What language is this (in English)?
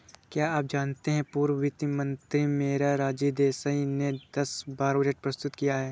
Hindi